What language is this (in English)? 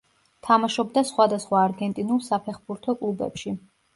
Georgian